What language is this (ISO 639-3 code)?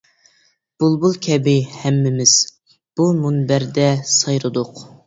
uig